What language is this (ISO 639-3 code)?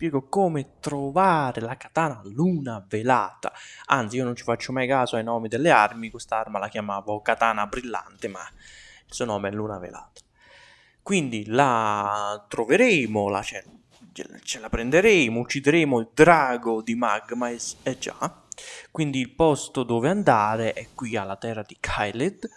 ita